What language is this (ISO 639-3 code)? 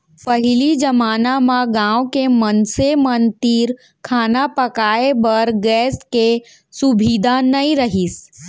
hne